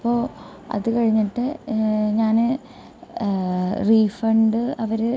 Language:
Malayalam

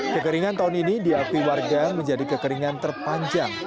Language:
Indonesian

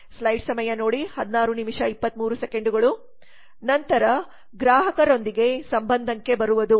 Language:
Kannada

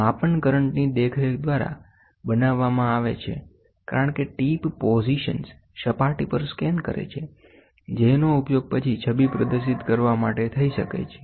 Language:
Gujarati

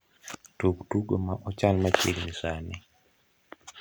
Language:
Luo (Kenya and Tanzania)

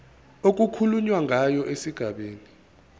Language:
Zulu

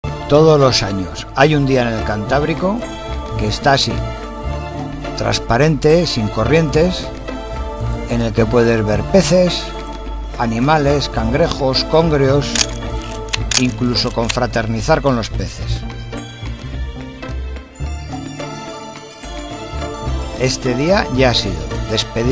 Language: Spanish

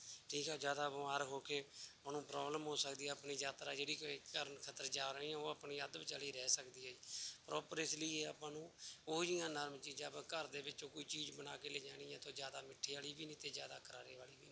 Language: Punjabi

